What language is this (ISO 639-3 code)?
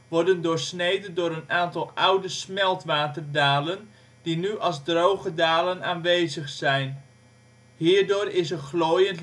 nld